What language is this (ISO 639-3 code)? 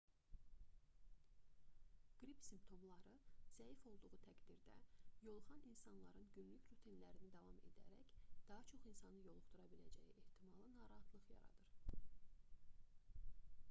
aze